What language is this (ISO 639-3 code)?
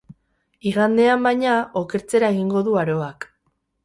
eus